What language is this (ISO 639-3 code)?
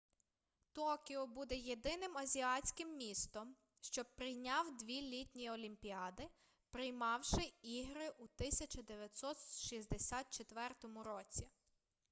ukr